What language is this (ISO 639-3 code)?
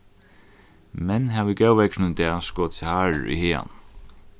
fao